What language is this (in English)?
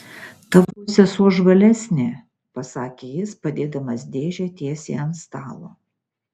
Lithuanian